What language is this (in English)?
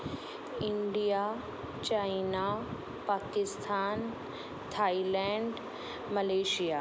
Sindhi